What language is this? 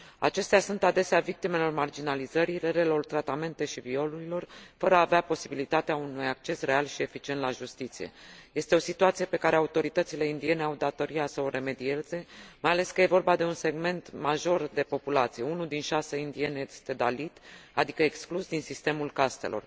Romanian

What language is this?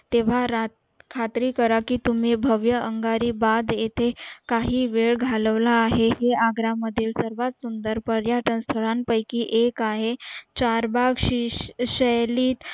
Marathi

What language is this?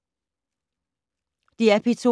Danish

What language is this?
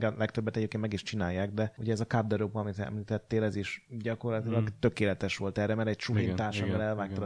Hungarian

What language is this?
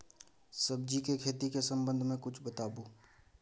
Maithili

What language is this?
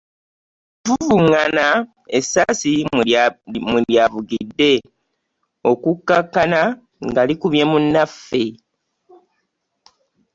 Ganda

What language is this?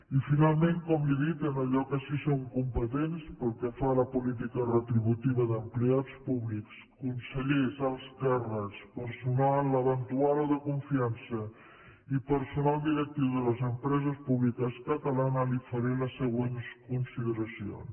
Catalan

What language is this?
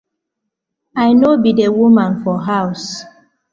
Nigerian Pidgin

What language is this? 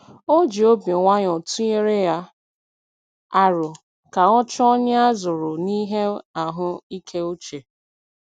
Igbo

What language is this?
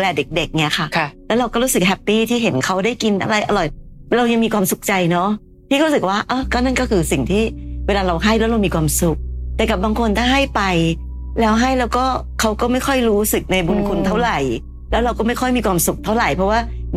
Thai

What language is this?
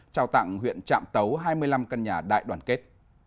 Vietnamese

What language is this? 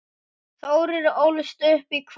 Icelandic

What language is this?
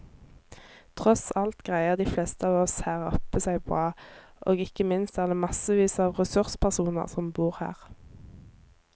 Norwegian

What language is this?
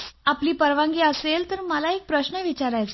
Marathi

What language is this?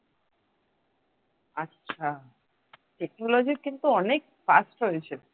Bangla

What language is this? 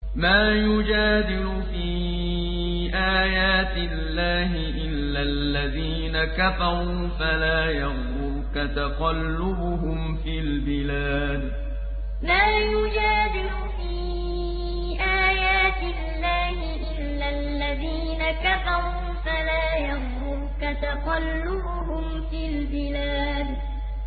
Arabic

